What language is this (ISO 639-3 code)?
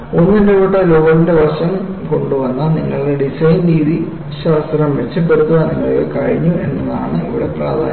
mal